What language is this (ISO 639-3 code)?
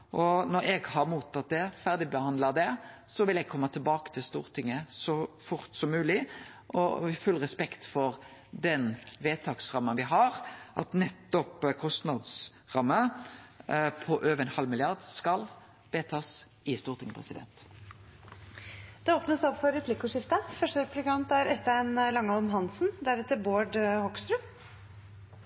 nor